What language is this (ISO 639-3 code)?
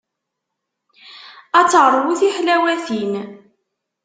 kab